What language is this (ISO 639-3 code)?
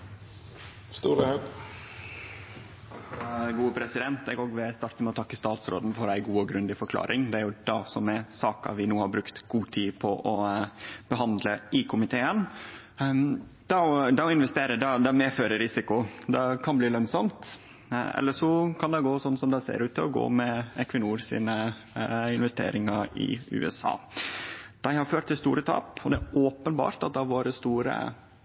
nor